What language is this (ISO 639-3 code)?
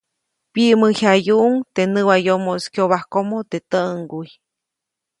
zoc